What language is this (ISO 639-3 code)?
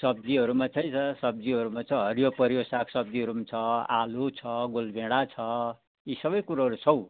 nep